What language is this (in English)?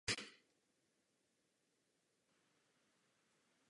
Czech